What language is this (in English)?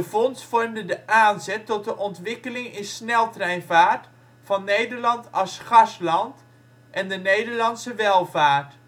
Dutch